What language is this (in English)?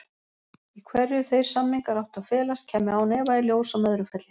Icelandic